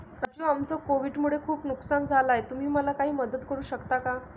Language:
Marathi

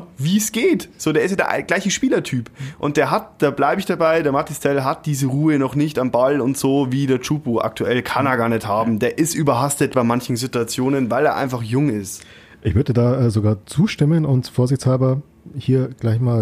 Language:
German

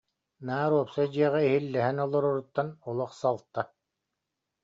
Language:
Yakut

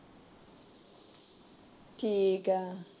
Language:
Punjabi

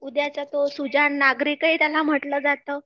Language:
Marathi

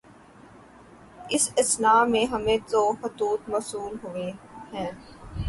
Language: Urdu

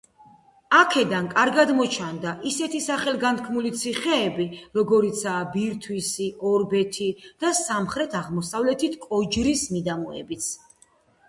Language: Georgian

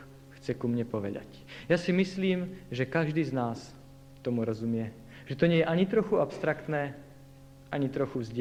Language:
Slovak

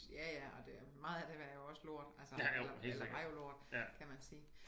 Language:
Danish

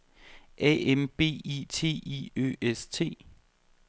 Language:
Danish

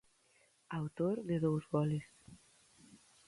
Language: Galician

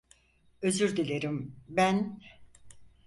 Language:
Turkish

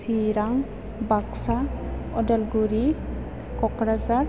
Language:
Bodo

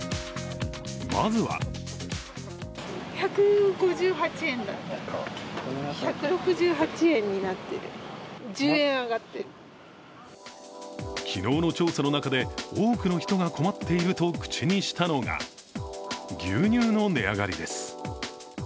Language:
Japanese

